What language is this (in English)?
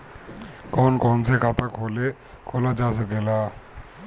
Bhojpuri